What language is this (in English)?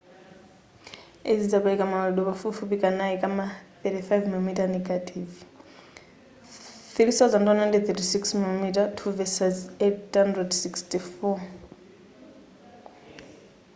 Nyanja